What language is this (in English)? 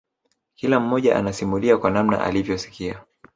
Swahili